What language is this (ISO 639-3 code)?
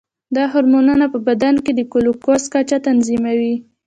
pus